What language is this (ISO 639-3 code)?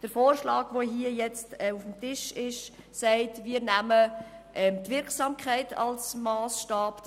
gsw